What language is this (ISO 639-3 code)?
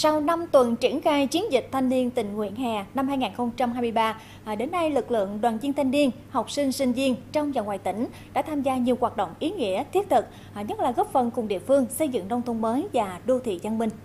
vie